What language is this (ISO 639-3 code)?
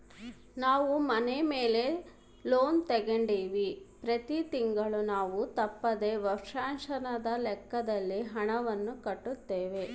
kan